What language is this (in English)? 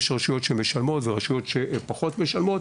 Hebrew